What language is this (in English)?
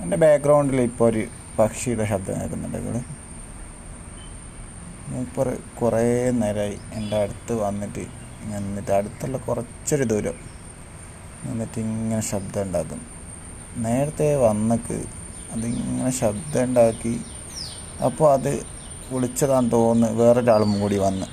Malayalam